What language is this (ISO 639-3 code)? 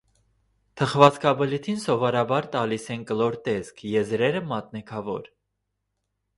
hye